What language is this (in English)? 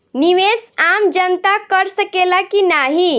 Bhojpuri